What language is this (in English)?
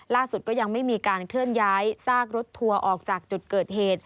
Thai